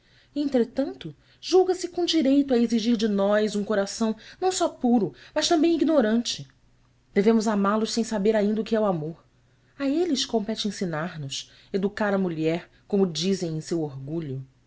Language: Portuguese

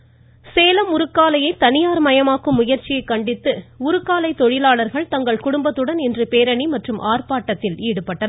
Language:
Tamil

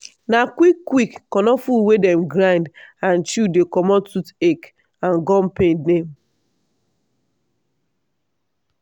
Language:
Nigerian Pidgin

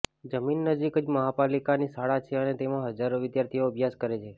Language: Gujarati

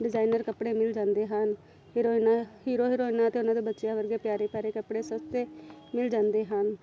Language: Punjabi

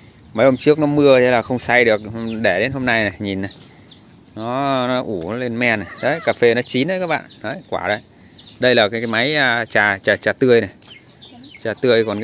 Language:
Vietnamese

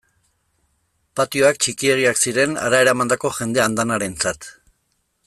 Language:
Basque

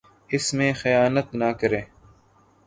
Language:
Urdu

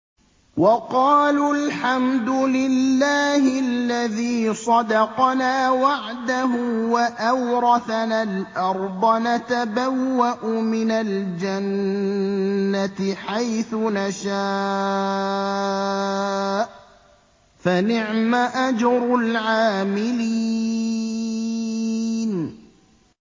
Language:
Arabic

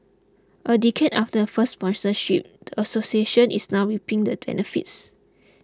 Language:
English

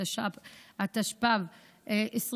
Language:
Hebrew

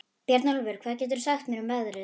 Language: Icelandic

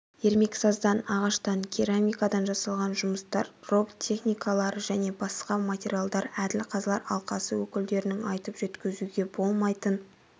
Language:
Kazakh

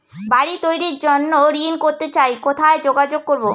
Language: Bangla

